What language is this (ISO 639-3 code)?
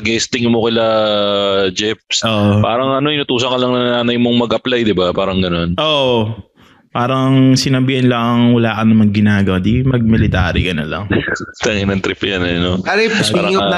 fil